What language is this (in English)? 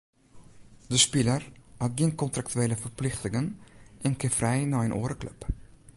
Western Frisian